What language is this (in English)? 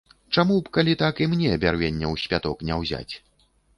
Belarusian